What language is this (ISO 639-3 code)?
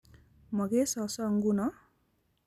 kln